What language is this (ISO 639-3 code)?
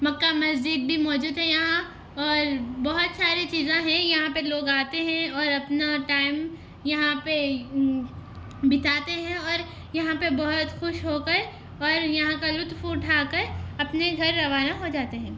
urd